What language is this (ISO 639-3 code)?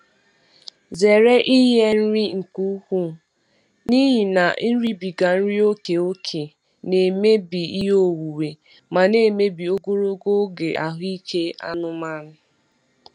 ibo